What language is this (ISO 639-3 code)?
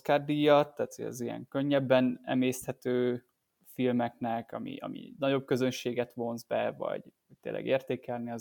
hun